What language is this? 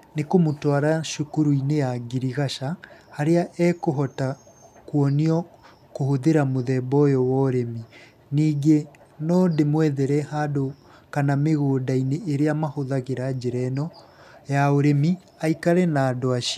Kikuyu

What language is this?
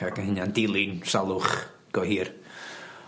Welsh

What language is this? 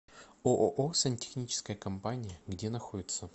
Russian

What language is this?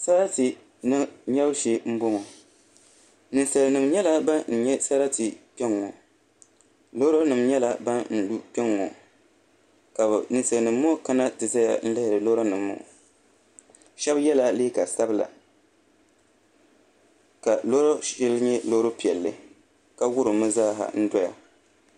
Dagbani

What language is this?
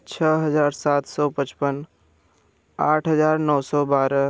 Hindi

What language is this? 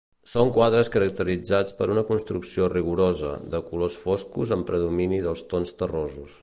Catalan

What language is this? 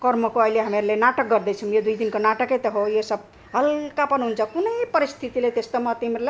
Nepali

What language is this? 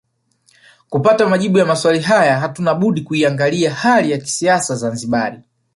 Swahili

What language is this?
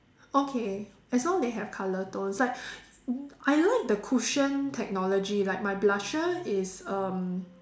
English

